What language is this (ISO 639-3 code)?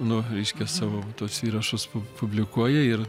lit